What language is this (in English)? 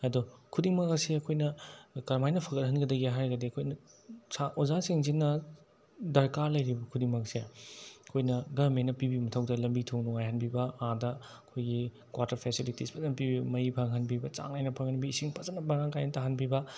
Manipuri